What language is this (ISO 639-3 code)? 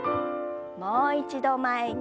jpn